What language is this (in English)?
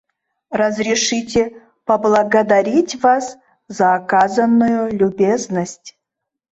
Mari